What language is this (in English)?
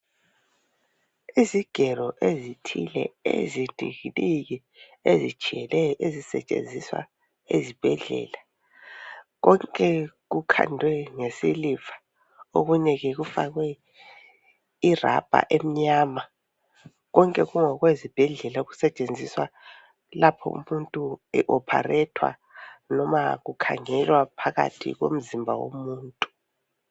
North Ndebele